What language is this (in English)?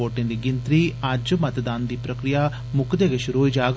Dogri